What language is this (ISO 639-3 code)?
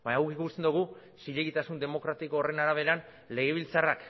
eus